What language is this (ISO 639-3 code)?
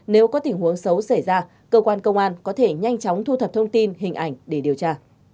vie